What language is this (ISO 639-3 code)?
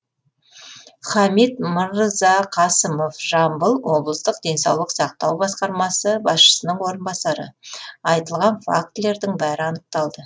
kaz